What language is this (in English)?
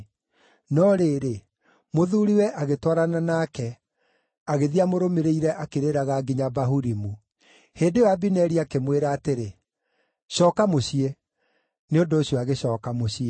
Kikuyu